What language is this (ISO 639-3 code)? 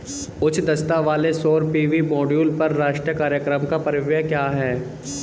hin